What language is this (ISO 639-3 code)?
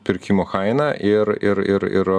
lit